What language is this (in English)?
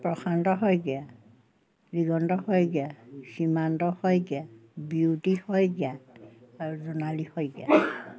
Assamese